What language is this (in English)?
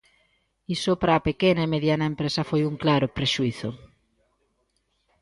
Galician